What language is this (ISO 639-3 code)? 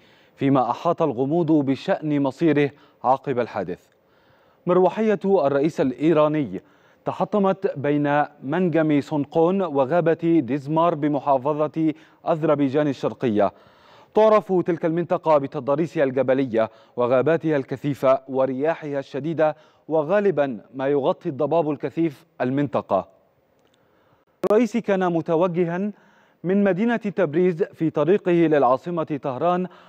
ara